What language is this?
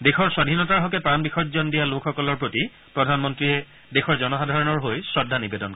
Assamese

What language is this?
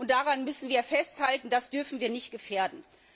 German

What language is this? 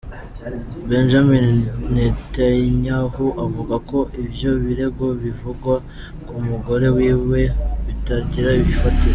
Kinyarwanda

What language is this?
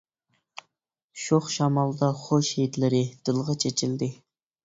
Uyghur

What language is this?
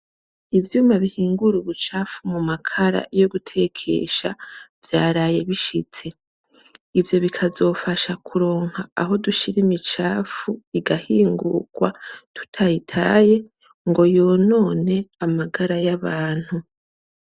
Rundi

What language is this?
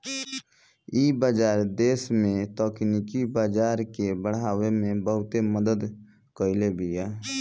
Bhojpuri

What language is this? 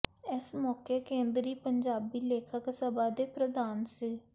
Punjabi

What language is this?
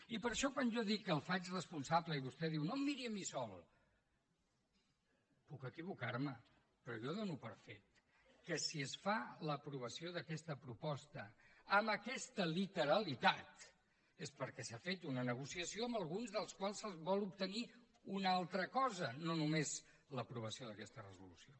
Catalan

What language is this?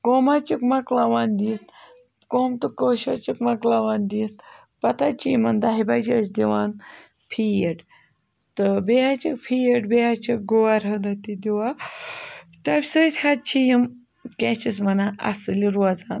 Kashmiri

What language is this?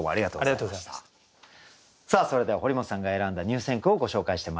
Japanese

